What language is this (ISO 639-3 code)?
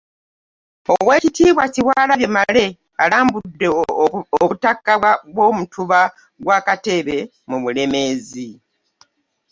lug